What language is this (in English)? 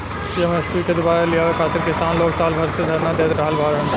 Bhojpuri